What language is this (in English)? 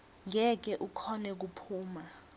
Swati